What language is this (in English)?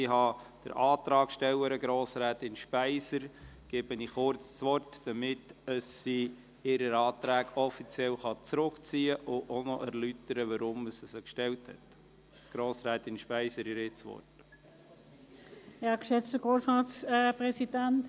Swiss German